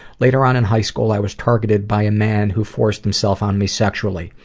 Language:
English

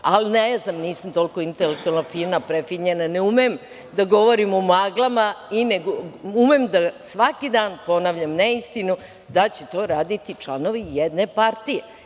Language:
Serbian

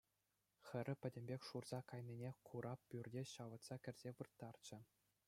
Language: Chuvash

